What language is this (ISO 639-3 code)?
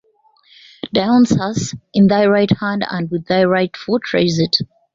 eng